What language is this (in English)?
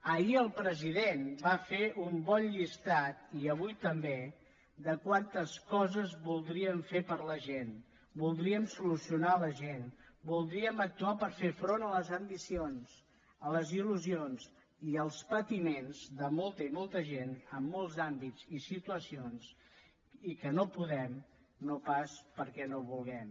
Catalan